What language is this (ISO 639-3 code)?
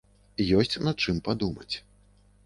bel